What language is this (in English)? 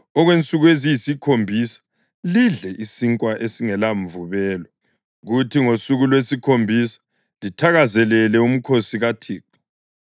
North Ndebele